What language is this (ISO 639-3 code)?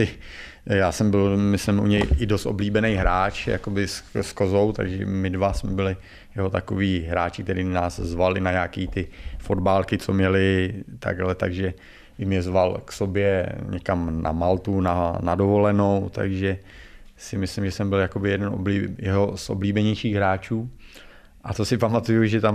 ces